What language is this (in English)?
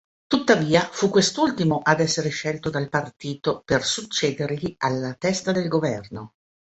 Italian